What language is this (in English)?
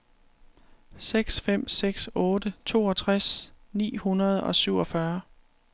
Danish